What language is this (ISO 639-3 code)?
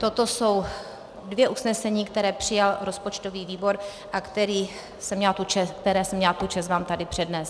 ces